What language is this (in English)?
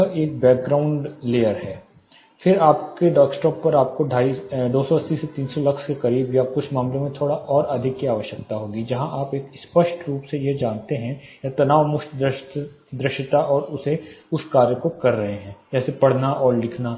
Hindi